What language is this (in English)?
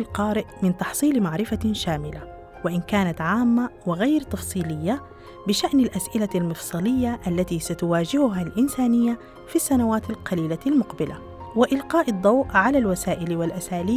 Arabic